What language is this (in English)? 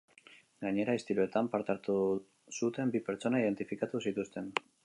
Basque